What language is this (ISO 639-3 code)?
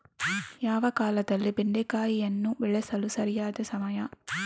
kan